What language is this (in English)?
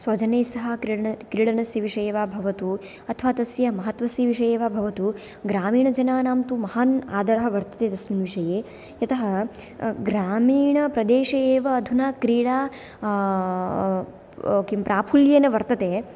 Sanskrit